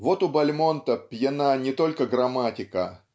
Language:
Russian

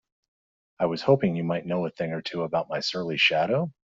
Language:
English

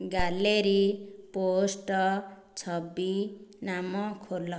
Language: Odia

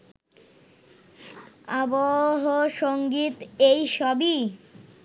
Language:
Bangla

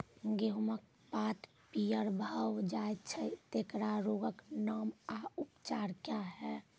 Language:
Maithili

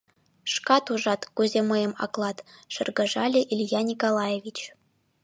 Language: Mari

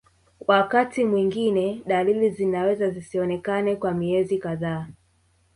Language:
Swahili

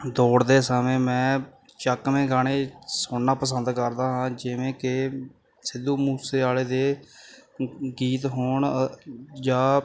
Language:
Punjabi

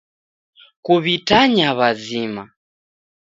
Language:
Taita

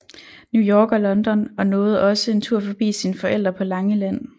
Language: Danish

